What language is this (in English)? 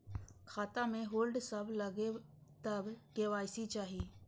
Maithili